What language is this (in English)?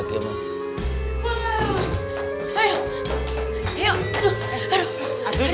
Indonesian